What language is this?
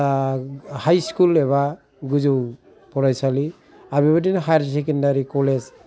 Bodo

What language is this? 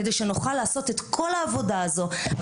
Hebrew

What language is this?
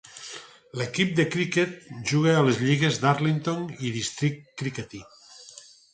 Catalan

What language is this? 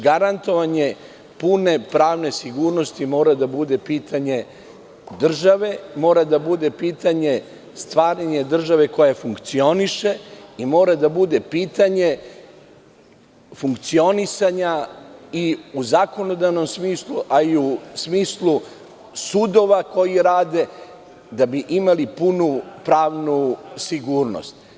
Serbian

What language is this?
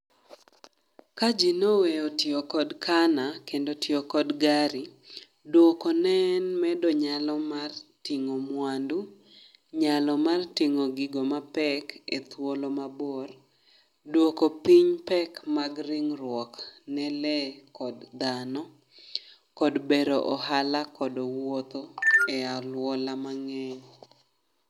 Luo (Kenya and Tanzania)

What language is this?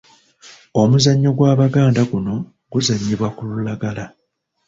Ganda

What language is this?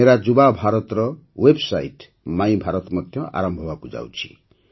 Odia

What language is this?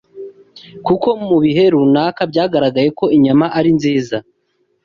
Kinyarwanda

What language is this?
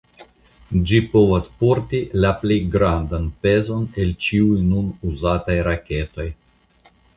Esperanto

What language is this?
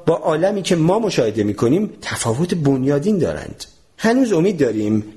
Persian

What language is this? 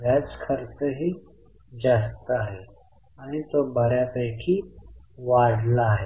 Marathi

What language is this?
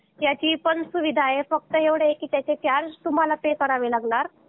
Marathi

